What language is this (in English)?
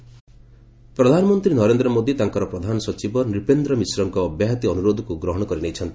Odia